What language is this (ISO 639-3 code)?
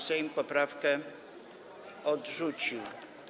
pol